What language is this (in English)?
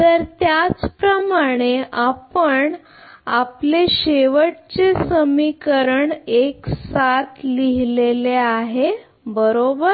Marathi